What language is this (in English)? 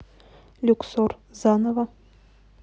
Russian